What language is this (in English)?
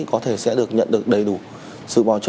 Vietnamese